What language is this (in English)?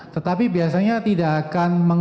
Indonesian